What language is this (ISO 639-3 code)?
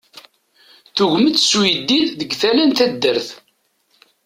kab